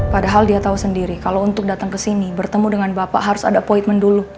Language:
Indonesian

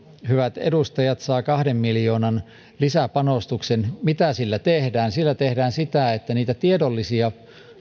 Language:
Finnish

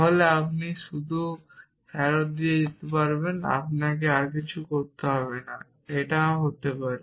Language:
Bangla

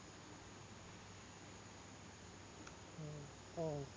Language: Malayalam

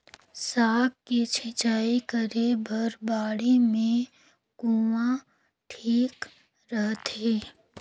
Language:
Chhattisgarhi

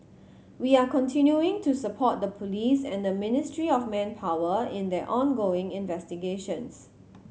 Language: English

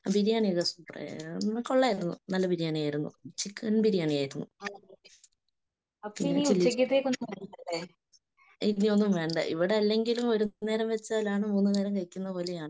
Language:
Malayalam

